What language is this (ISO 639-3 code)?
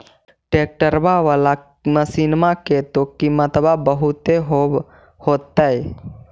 mag